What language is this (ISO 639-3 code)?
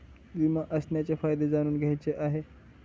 mar